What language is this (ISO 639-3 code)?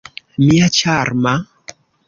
epo